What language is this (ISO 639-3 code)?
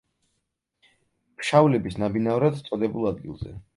kat